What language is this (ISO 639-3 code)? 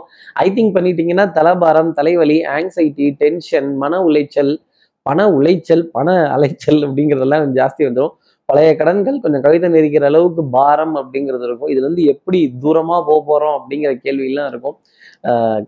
tam